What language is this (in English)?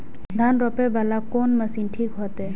Maithili